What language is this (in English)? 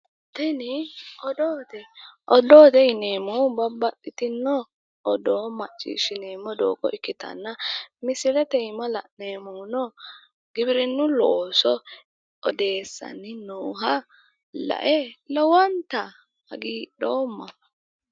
Sidamo